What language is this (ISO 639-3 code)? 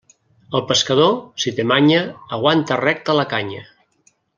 cat